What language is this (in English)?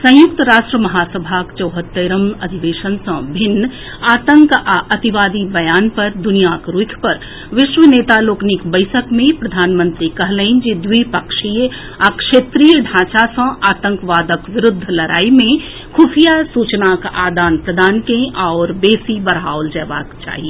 Maithili